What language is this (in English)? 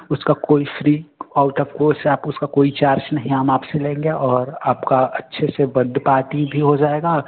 Hindi